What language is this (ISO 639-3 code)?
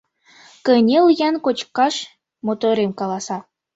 chm